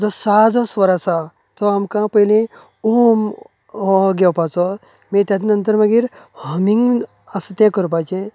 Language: Konkani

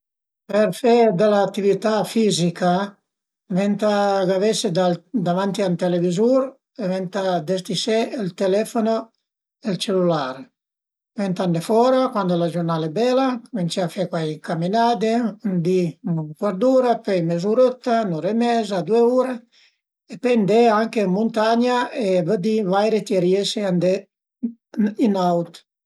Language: Piedmontese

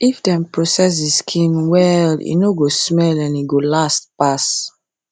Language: Nigerian Pidgin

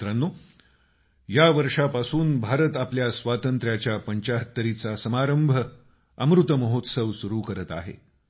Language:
Marathi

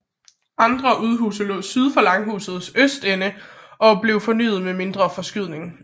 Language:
Danish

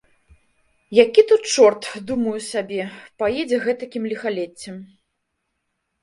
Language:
Belarusian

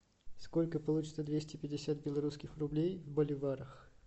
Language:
Russian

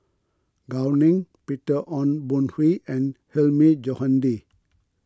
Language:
English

